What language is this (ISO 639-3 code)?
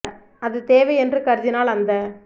tam